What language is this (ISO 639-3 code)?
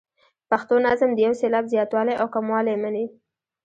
pus